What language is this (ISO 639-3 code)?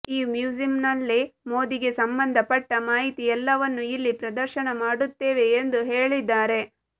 kan